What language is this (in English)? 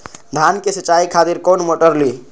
Maithili